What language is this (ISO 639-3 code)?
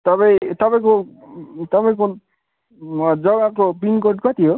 nep